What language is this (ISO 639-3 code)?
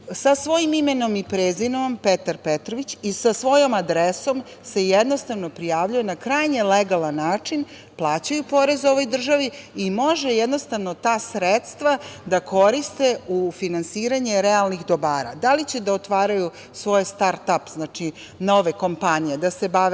srp